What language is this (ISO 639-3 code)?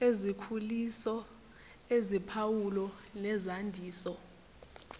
zul